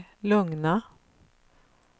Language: Swedish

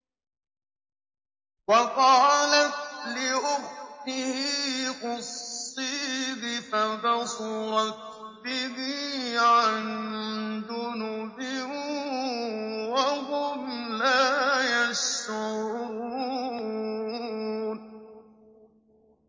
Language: Arabic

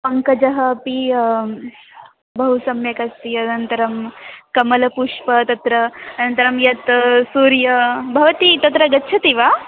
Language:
Sanskrit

